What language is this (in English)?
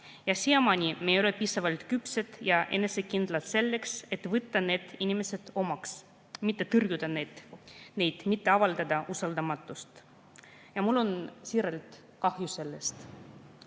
Estonian